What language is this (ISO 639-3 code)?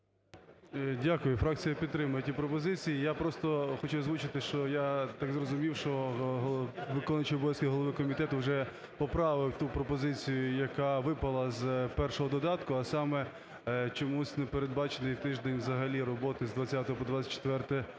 ukr